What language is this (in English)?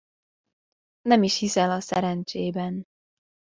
Hungarian